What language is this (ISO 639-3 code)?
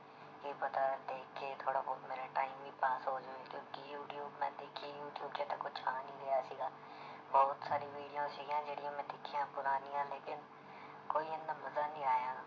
pan